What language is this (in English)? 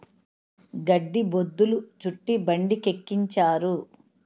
Telugu